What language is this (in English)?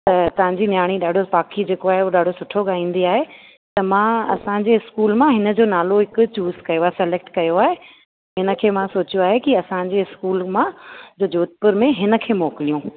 Sindhi